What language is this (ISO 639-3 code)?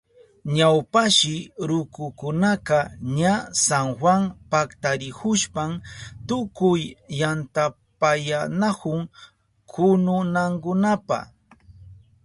qup